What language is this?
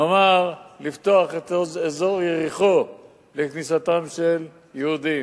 Hebrew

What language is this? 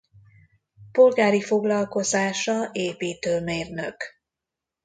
Hungarian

